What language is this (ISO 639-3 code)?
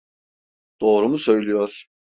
tur